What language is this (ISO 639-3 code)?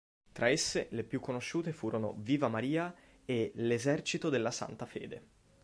ita